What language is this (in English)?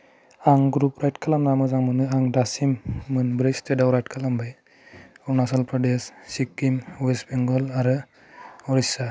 Bodo